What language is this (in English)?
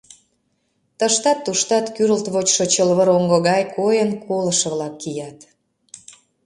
Mari